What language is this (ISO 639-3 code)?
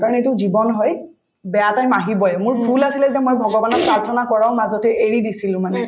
asm